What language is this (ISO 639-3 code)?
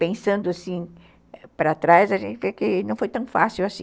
por